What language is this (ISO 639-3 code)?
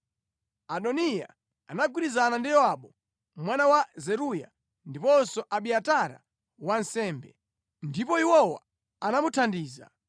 nya